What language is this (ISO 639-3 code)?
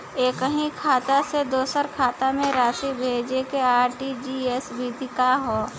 bho